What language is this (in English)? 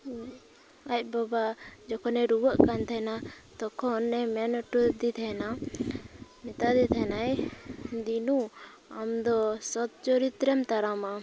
Santali